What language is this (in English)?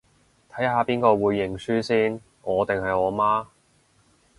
Cantonese